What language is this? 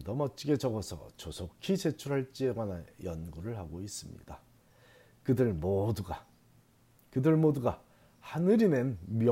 Korean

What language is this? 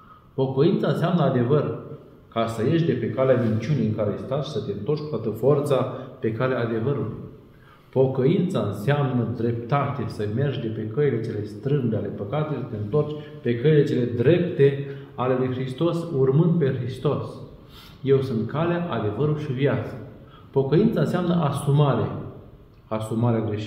Romanian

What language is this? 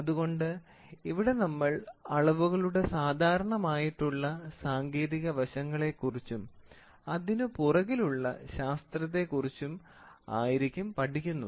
Malayalam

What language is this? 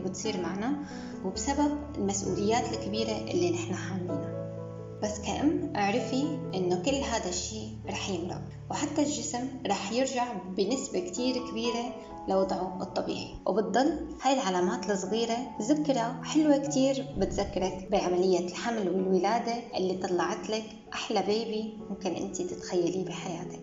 Arabic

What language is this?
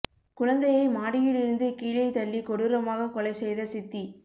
Tamil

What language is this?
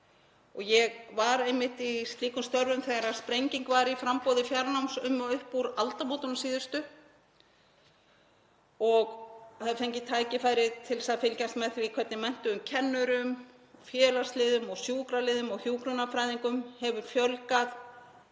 Icelandic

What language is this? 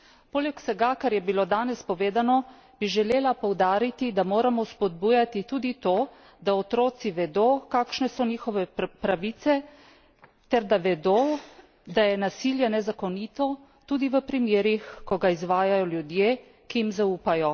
Slovenian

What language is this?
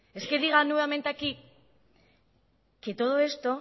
Spanish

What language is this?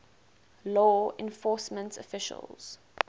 English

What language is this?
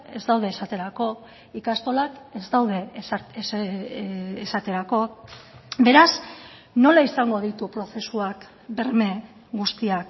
Basque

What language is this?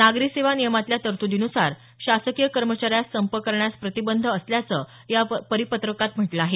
Marathi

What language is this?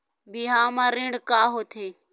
Chhattisgarhi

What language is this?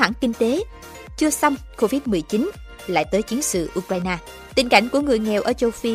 Vietnamese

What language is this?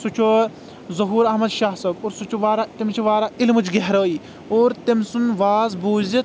Kashmiri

